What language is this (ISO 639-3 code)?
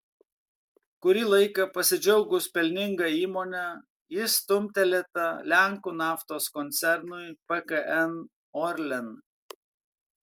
lit